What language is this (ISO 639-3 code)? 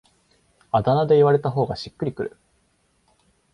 jpn